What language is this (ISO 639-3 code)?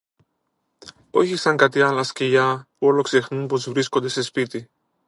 ell